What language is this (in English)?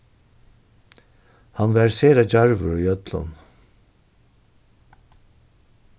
Faroese